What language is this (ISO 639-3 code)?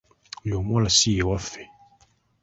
lug